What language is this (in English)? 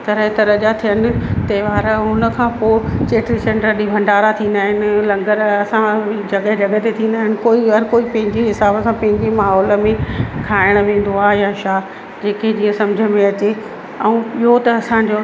Sindhi